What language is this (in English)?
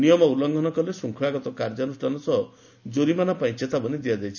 Odia